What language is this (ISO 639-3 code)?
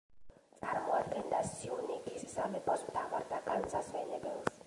kat